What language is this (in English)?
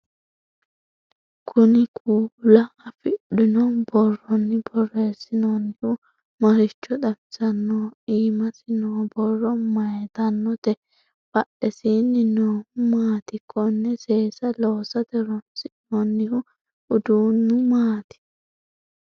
Sidamo